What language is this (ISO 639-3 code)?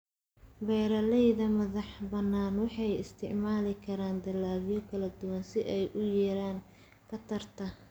som